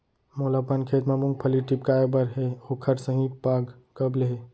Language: Chhattisgarhi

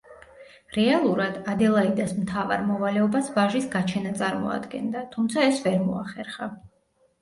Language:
Georgian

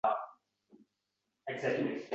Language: Uzbek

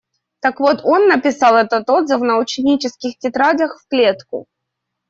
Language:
Russian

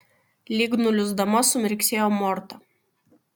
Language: Lithuanian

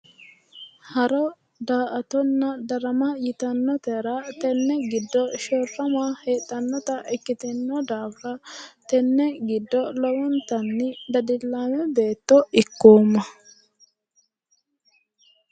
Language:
Sidamo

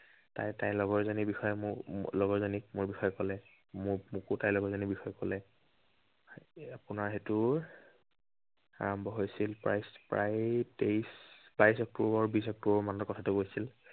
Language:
Assamese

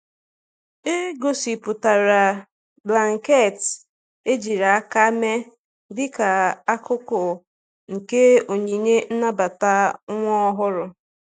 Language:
Igbo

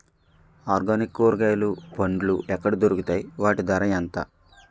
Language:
Telugu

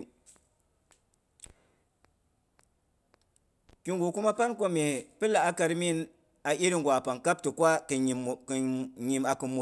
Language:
Boghom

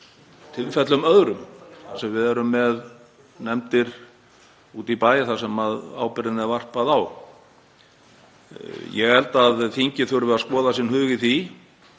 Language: Icelandic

